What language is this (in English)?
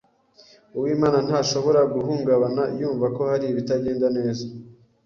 Kinyarwanda